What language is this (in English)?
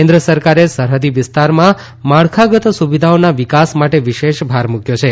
Gujarati